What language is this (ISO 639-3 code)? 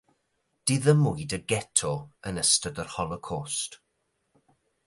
cym